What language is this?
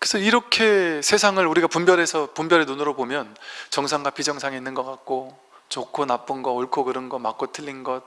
Korean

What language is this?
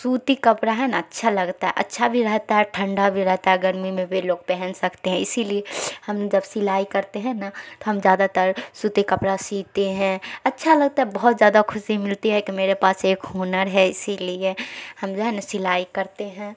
Urdu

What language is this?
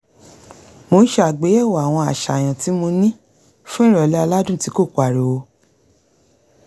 Yoruba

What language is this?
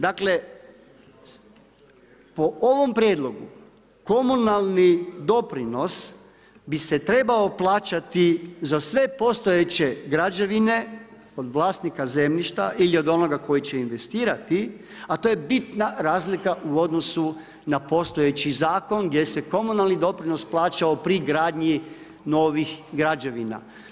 Croatian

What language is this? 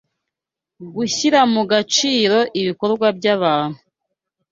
Kinyarwanda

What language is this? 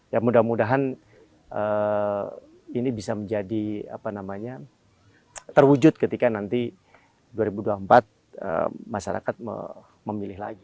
Indonesian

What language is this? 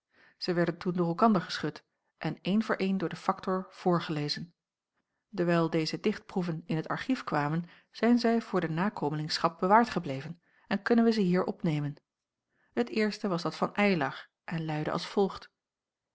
Dutch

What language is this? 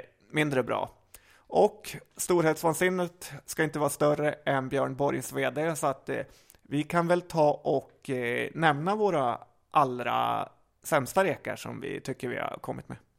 Swedish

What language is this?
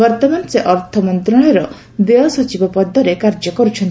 Odia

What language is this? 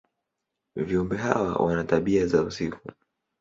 Swahili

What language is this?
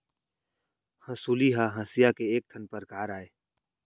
Chhattisgarhi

